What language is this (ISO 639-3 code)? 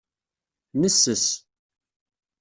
kab